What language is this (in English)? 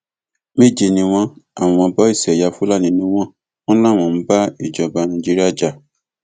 Yoruba